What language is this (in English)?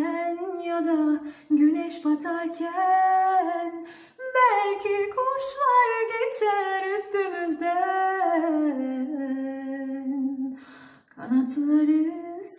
Turkish